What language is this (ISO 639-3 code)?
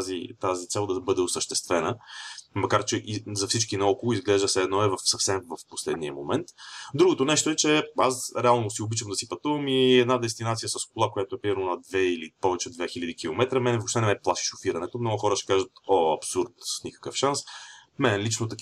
bul